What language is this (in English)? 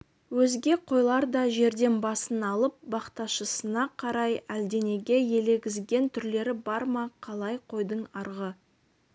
Kazakh